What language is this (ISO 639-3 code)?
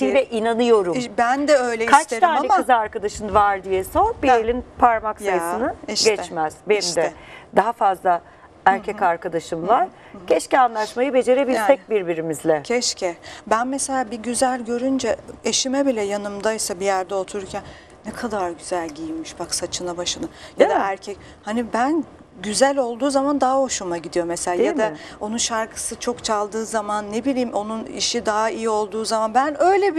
tur